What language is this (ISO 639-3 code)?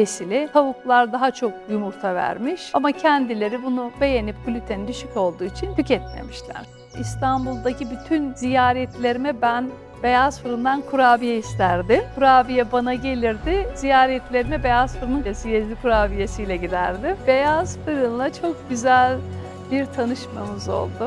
tur